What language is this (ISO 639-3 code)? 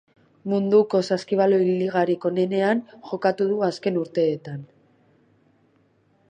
eus